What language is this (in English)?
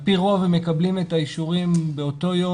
Hebrew